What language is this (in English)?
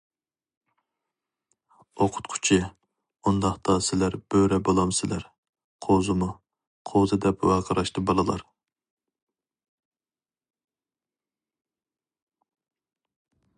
Uyghur